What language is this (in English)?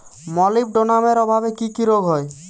Bangla